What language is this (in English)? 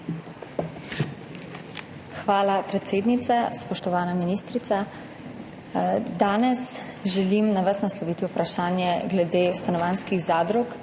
Slovenian